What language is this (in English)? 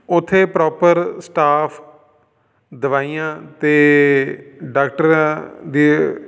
Punjabi